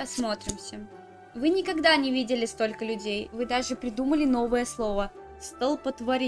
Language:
Russian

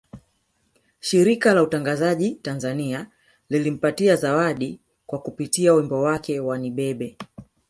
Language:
Swahili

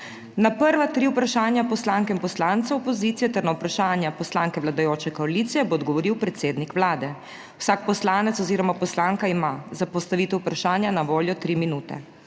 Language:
Slovenian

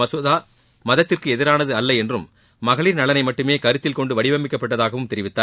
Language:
Tamil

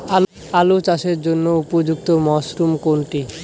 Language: Bangla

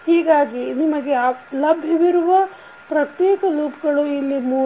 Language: Kannada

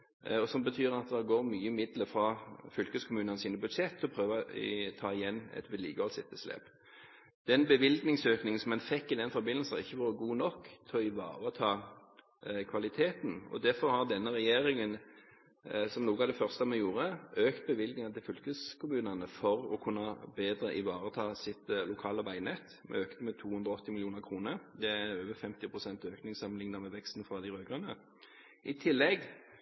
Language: Norwegian Bokmål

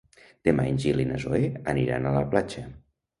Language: Catalan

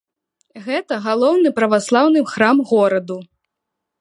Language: Belarusian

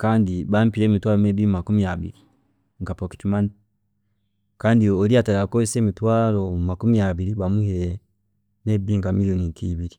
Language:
Chiga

